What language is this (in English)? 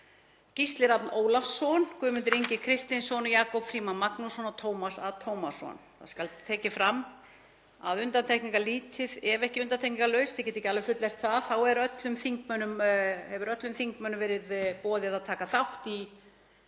Icelandic